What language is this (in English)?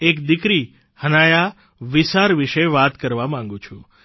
Gujarati